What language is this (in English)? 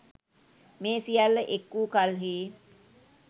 Sinhala